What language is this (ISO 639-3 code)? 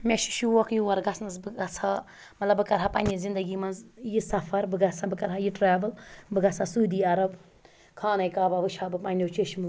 kas